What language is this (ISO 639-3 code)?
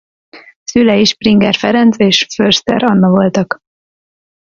hun